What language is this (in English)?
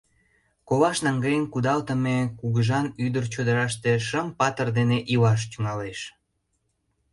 Mari